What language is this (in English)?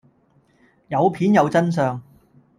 Cantonese